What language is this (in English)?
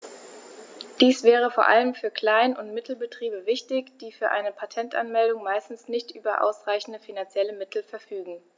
German